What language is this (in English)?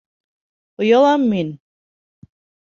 Bashkir